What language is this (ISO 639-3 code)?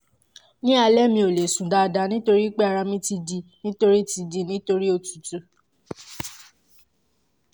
yor